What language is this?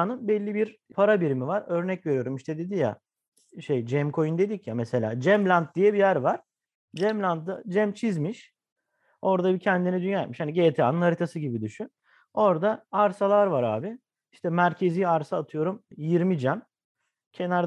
Turkish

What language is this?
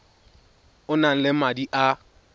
Tswana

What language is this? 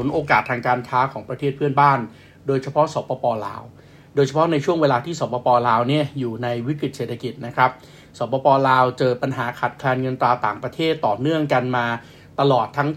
Thai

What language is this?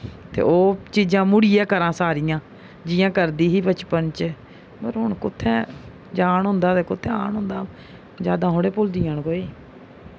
Dogri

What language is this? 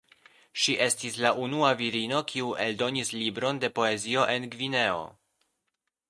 Esperanto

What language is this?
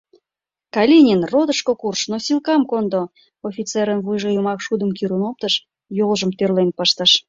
Mari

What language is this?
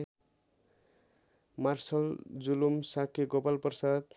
Nepali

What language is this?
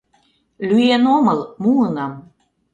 Mari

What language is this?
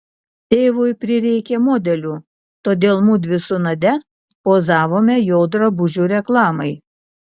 Lithuanian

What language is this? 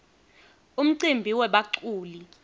Swati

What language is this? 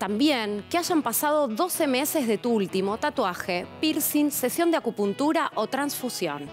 Spanish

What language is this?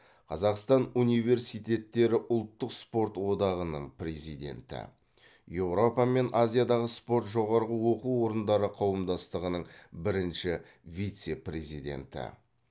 Kazakh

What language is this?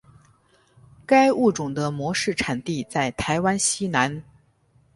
Chinese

